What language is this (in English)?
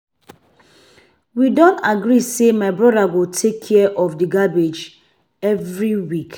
Nigerian Pidgin